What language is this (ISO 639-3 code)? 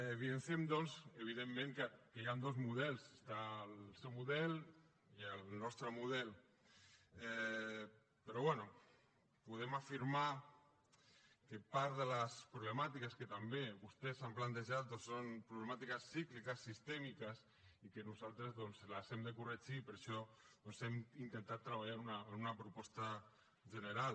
cat